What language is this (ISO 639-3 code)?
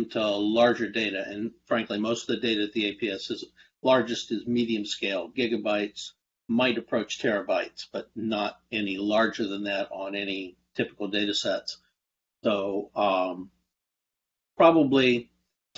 eng